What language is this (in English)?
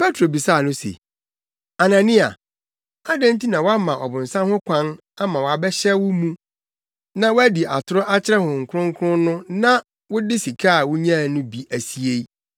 Akan